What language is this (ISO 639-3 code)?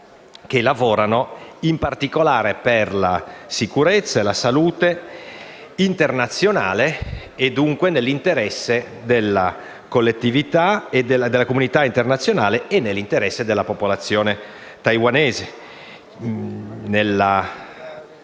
ita